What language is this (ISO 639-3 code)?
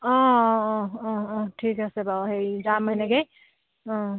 asm